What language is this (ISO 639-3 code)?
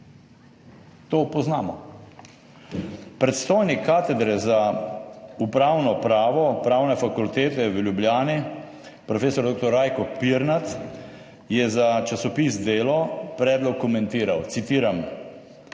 slv